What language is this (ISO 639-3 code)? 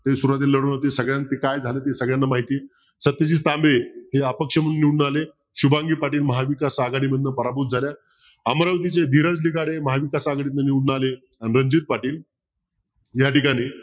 mar